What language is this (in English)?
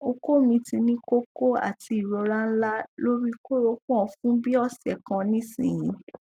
Yoruba